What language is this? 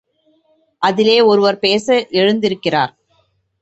Tamil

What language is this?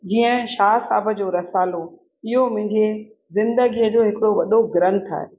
Sindhi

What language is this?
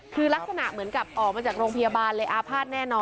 Thai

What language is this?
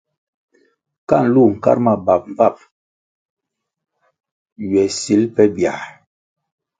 Kwasio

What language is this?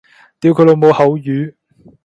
Cantonese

